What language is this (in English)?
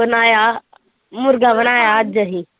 Punjabi